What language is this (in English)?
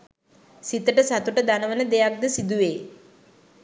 Sinhala